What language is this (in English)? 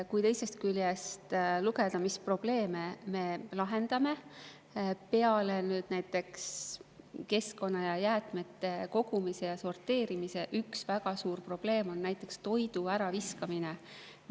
Estonian